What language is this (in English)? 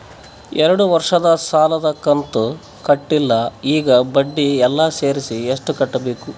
Kannada